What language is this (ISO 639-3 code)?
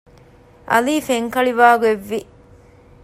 div